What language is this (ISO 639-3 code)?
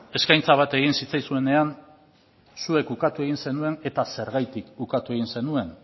eus